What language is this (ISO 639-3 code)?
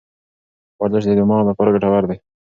pus